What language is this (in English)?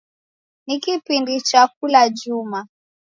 Taita